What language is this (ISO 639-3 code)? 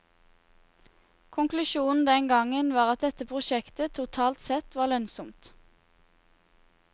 nor